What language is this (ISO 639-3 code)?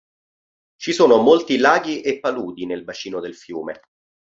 ita